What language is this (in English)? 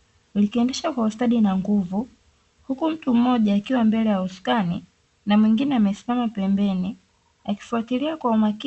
Swahili